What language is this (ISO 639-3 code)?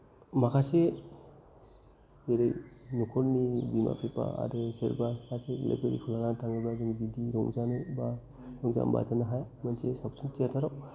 brx